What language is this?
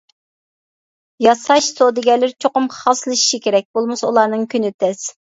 Uyghur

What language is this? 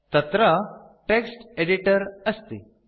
Sanskrit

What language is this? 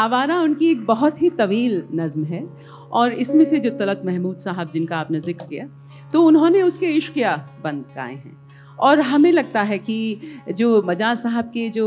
Urdu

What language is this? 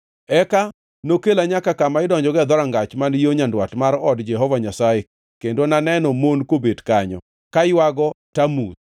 Luo (Kenya and Tanzania)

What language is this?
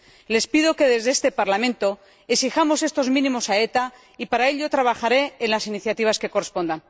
Spanish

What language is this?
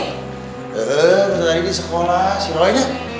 Indonesian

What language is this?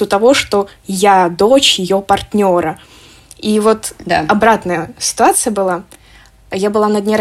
Russian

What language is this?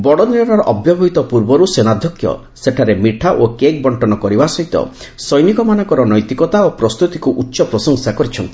Odia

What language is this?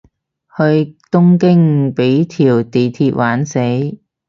Cantonese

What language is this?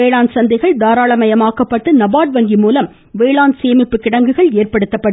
Tamil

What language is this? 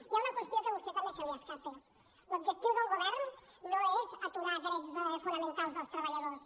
Catalan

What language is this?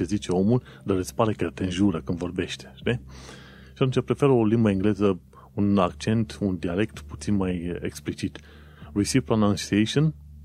Romanian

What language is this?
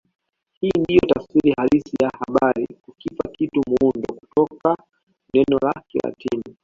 Swahili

